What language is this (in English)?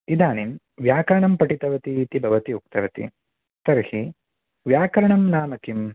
Sanskrit